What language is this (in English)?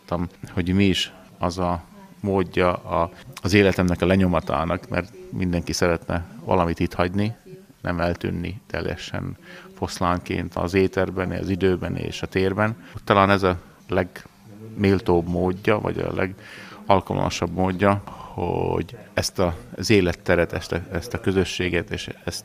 Hungarian